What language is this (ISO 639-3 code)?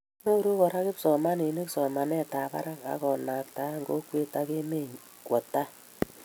kln